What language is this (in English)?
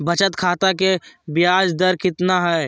Magahi